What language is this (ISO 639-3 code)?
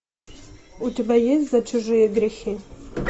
rus